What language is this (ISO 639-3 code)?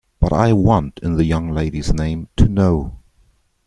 eng